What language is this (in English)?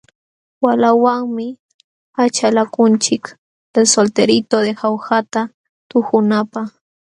Jauja Wanca Quechua